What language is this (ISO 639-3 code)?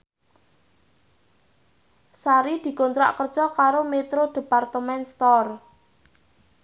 jav